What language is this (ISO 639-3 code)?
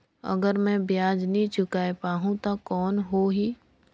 hne